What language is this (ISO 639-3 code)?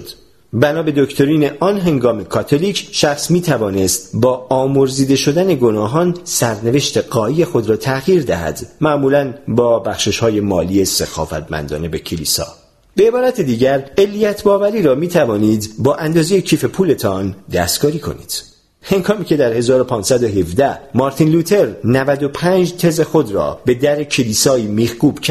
fas